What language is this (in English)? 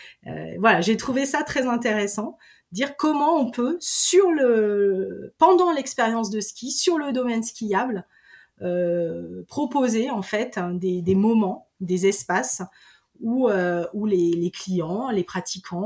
French